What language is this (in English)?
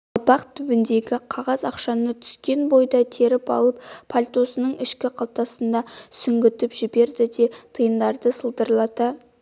Kazakh